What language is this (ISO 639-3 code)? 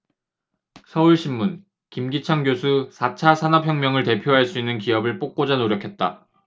kor